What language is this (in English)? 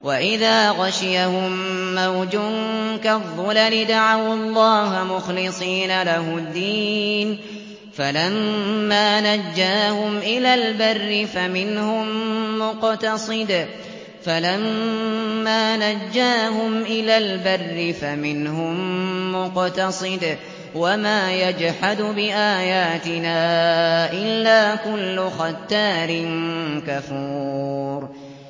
Arabic